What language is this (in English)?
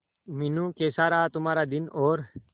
Hindi